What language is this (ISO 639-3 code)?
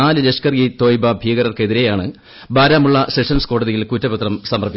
mal